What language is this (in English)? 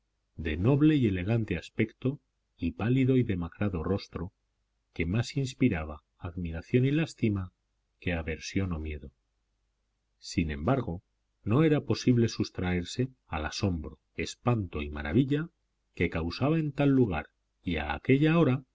Spanish